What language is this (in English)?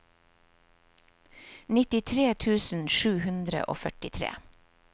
Norwegian